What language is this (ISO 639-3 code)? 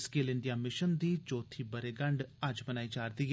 doi